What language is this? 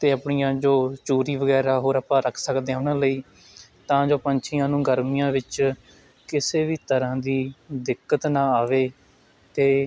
Punjabi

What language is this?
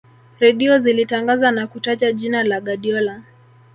Swahili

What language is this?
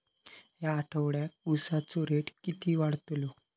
Marathi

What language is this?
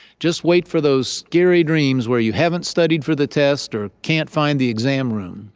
English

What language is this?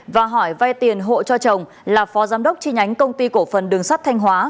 Vietnamese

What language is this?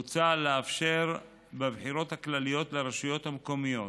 Hebrew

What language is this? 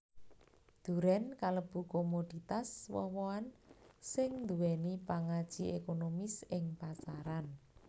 Javanese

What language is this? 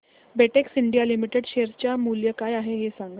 Marathi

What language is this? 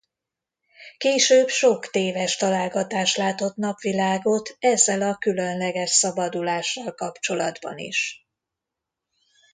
Hungarian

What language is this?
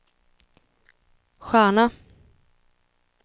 Swedish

